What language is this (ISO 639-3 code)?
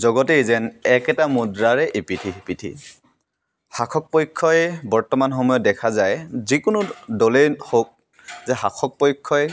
asm